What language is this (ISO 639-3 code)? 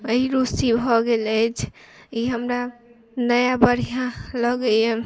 mai